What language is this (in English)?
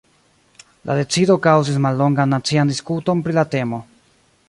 Esperanto